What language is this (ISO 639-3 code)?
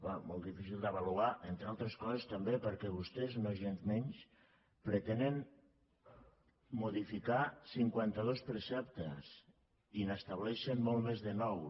cat